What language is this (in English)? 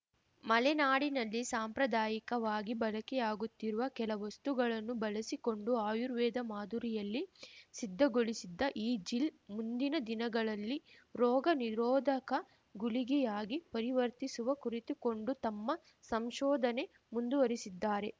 Kannada